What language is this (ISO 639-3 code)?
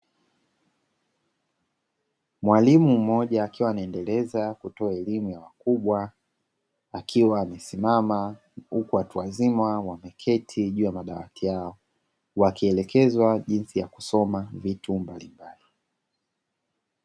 swa